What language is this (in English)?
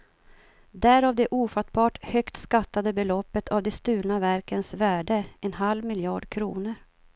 Swedish